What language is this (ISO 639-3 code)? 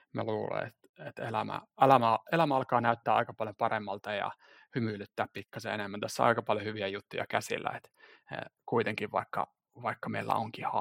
fin